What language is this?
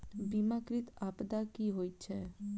Maithili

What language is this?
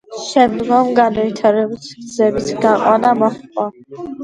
Georgian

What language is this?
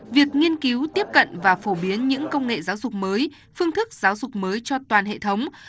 Vietnamese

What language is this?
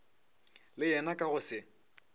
Northern Sotho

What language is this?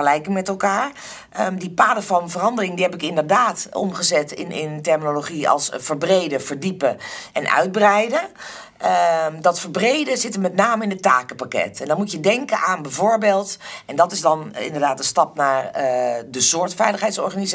Dutch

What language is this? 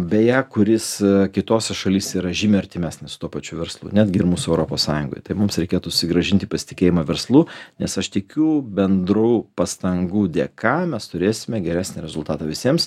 Lithuanian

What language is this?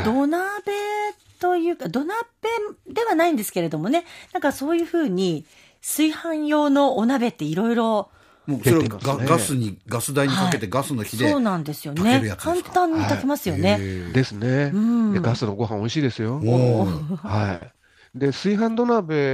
Japanese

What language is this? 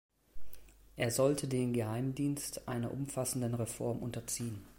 German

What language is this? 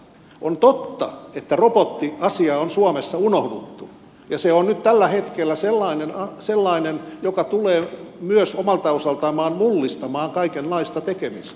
Finnish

